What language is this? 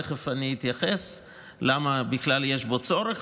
Hebrew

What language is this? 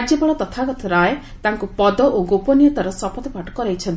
Odia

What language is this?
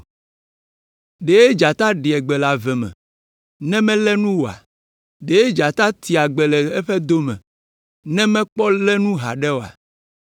Ewe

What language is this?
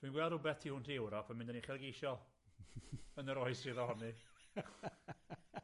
Welsh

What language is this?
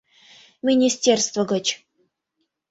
Mari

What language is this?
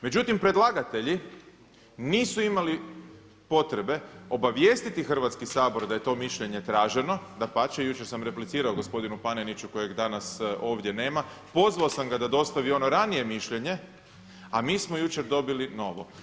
Croatian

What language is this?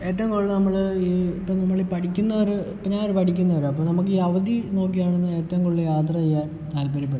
Malayalam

